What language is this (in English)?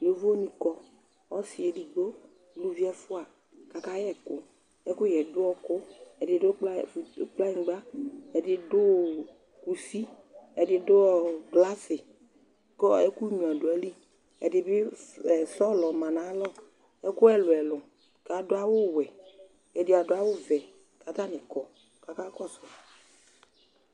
Ikposo